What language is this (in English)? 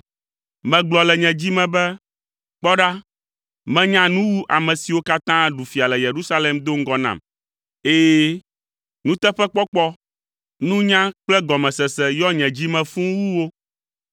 Ewe